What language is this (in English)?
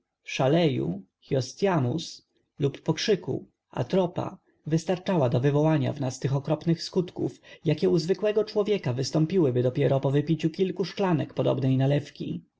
Polish